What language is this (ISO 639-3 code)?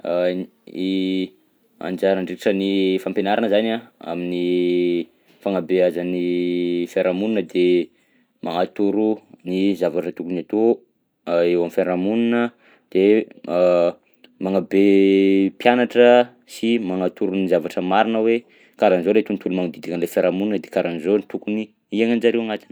bzc